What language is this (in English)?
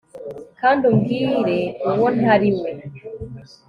Kinyarwanda